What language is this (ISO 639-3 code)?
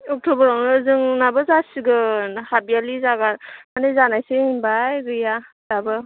brx